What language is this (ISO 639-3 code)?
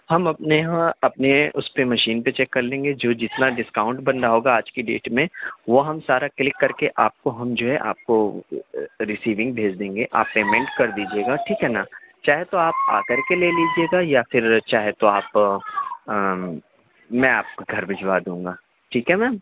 urd